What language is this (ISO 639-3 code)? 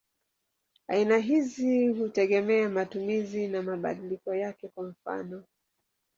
swa